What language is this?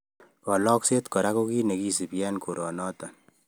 Kalenjin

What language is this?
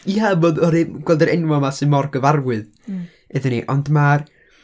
Welsh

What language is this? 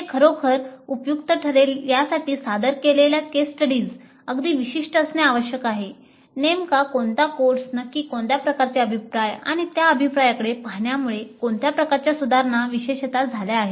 Marathi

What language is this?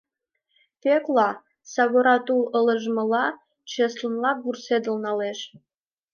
Mari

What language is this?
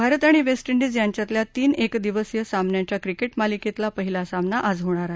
Marathi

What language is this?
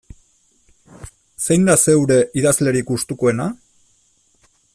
Basque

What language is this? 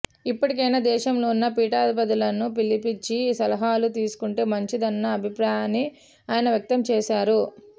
Telugu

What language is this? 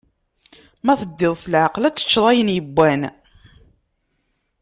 Kabyle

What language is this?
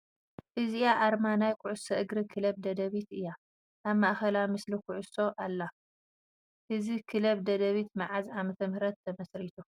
Tigrinya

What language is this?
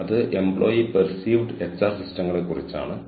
Malayalam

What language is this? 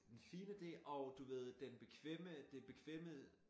Danish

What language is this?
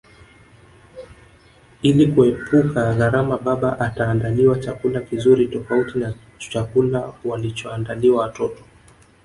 Swahili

